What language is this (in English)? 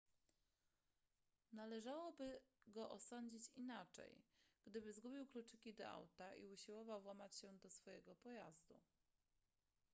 Polish